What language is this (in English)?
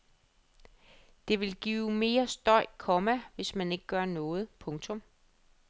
Danish